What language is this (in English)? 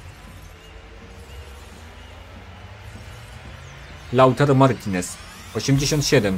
Polish